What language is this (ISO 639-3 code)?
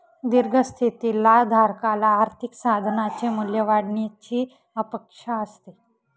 mar